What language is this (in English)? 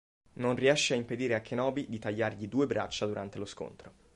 Italian